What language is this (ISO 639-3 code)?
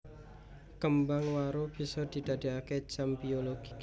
jav